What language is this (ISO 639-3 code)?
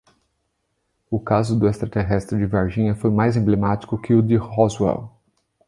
por